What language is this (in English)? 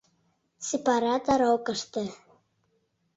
Mari